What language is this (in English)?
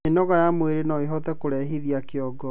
Kikuyu